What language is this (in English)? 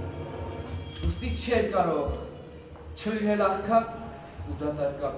Turkish